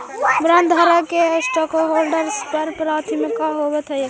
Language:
Magahi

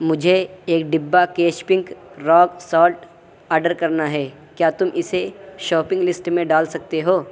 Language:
Urdu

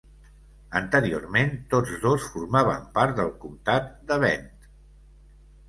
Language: Catalan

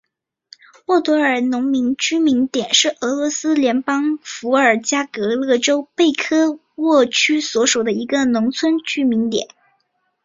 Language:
Chinese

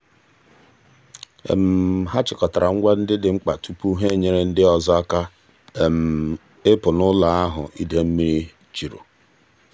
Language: Igbo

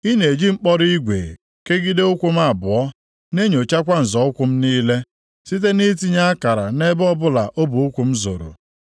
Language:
Igbo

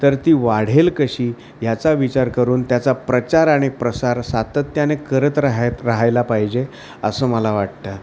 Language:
Marathi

